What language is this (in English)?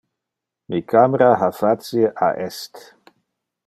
Interlingua